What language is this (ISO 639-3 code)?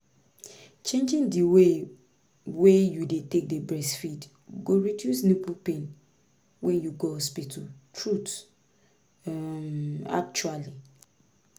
pcm